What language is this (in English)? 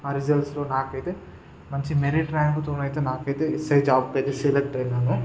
Telugu